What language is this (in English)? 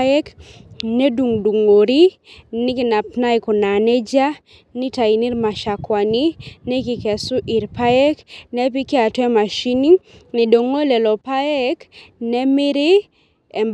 Masai